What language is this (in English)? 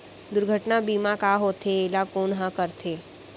Chhattisgarhi